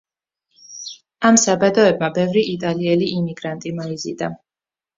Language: Georgian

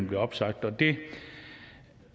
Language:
Danish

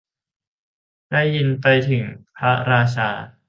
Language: Thai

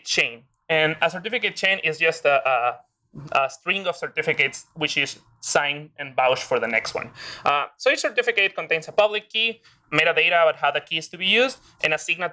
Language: English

